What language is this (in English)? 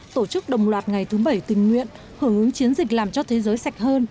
Vietnamese